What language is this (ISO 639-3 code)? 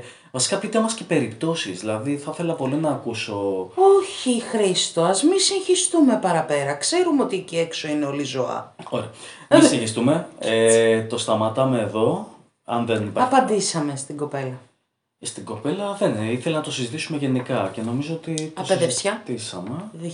ell